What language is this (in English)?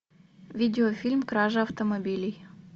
Russian